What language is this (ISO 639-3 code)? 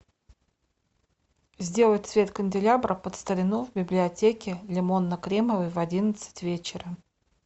rus